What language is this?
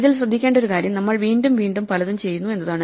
Malayalam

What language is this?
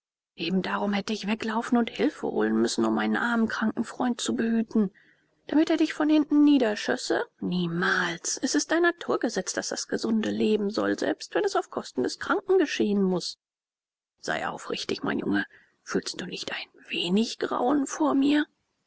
German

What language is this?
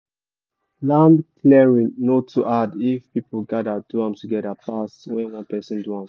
Nigerian Pidgin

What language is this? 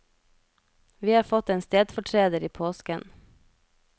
Norwegian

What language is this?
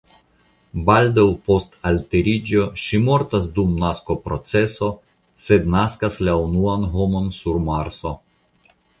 Esperanto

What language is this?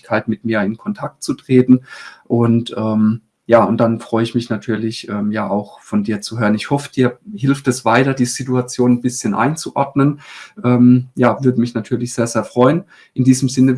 German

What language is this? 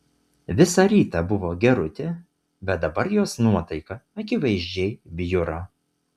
Lithuanian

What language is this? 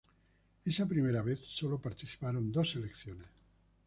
Spanish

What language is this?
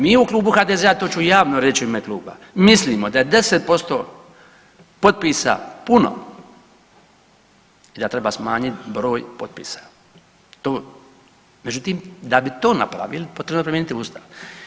Croatian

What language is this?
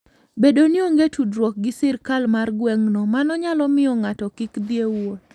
Luo (Kenya and Tanzania)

